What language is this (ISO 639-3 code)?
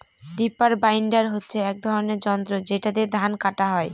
ben